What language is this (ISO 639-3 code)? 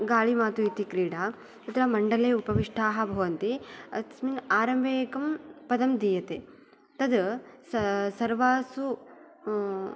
san